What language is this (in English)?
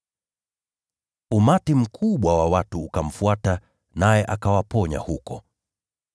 Swahili